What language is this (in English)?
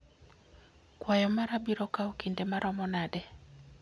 Luo (Kenya and Tanzania)